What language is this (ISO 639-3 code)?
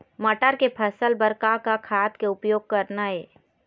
hne